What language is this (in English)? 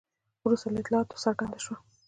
Pashto